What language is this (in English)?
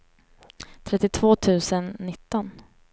Swedish